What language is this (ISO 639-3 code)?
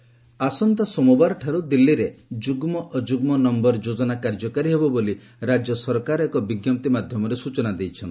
ori